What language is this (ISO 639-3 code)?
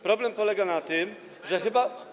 pol